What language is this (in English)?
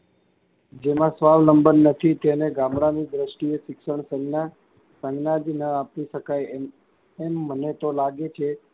Gujarati